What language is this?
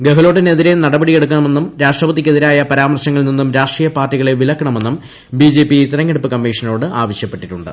Malayalam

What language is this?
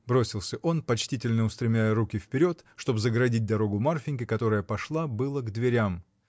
Russian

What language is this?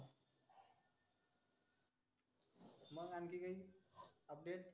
Marathi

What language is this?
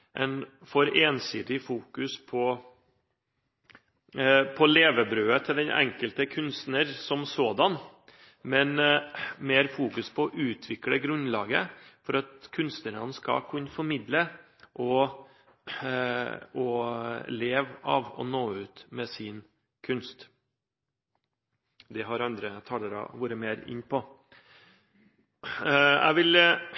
Norwegian Bokmål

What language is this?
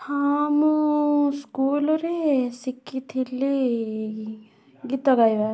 Odia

